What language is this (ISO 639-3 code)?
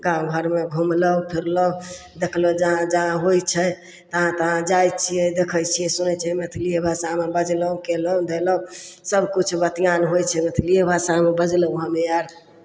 mai